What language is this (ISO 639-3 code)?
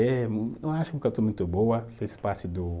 por